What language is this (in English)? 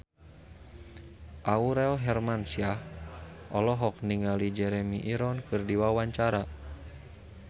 Sundanese